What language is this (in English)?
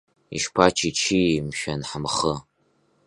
Abkhazian